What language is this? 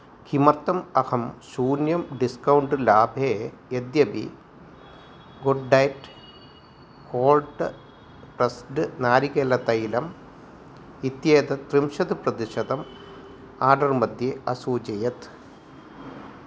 Sanskrit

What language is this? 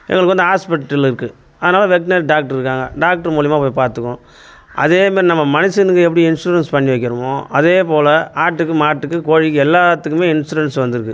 Tamil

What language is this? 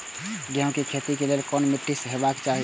Maithili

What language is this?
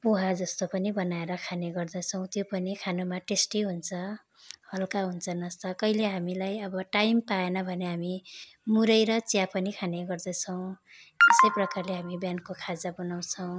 Nepali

